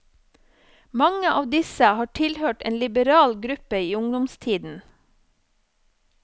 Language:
Norwegian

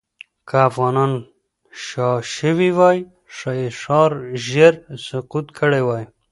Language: Pashto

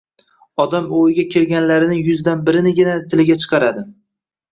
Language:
Uzbek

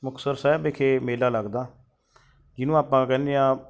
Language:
Punjabi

